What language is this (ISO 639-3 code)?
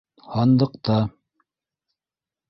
bak